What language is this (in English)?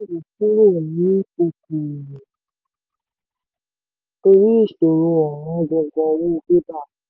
Yoruba